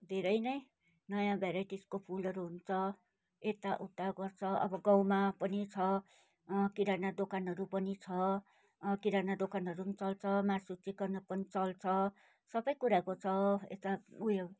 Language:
Nepali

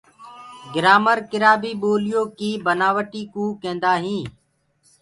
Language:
Gurgula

